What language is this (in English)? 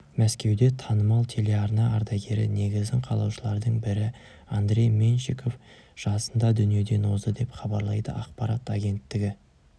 Kazakh